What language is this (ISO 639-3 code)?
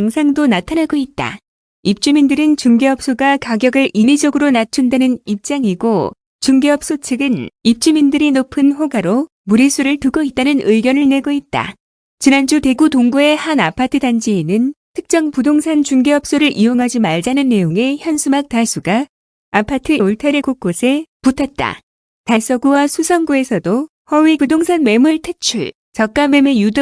kor